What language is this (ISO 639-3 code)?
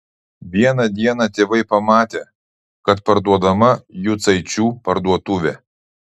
lit